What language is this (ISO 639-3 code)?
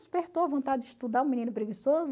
por